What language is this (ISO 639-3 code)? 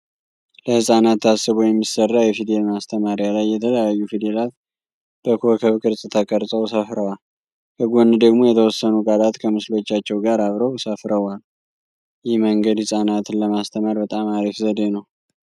amh